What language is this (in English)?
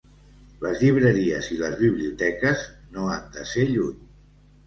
Catalan